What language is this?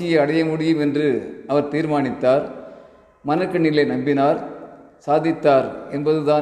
Tamil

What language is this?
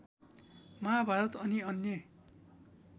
Nepali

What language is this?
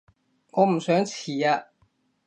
Cantonese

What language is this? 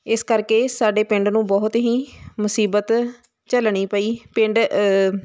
Punjabi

